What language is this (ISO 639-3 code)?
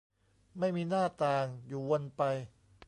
tha